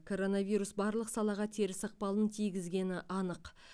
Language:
Kazakh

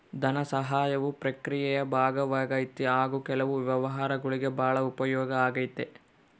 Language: Kannada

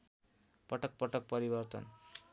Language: Nepali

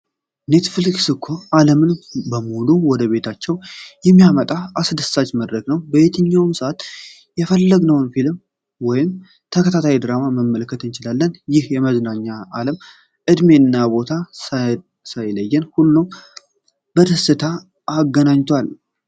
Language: Amharic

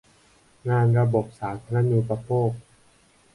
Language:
Thai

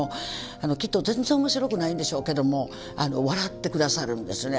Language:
Japanese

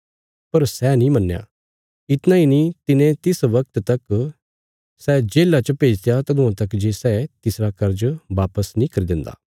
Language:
Bilaspuri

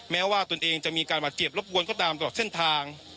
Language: Thai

